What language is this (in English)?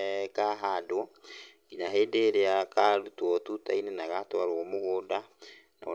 Kikuyu